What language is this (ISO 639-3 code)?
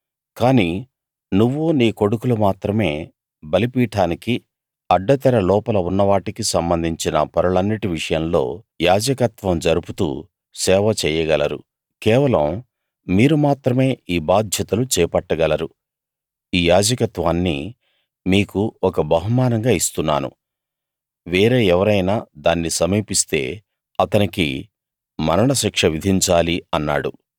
tel